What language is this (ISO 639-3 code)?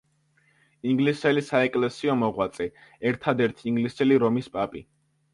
kat